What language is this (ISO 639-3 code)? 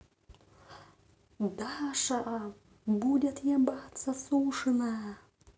rus